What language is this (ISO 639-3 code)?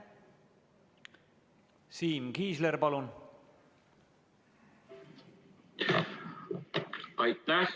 est